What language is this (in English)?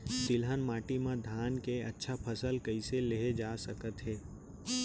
Chhattisgarhi